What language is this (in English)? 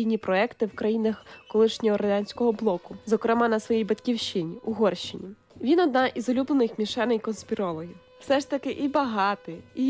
Ukrainian